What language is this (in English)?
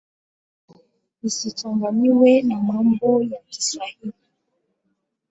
Swahili